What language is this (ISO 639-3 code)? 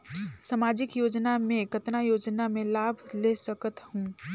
hne